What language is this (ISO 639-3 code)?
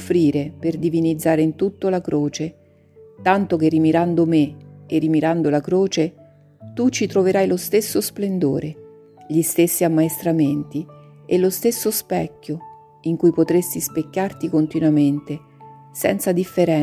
ita